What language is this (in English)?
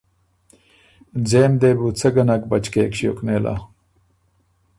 Ormuri